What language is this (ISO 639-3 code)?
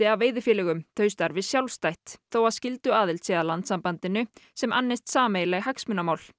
isl